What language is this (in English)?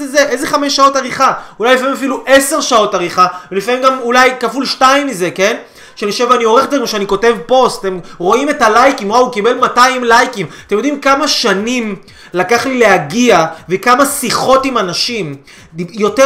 Hebrew